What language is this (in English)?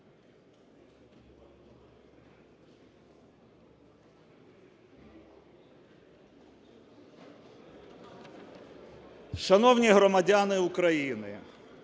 Ukrainian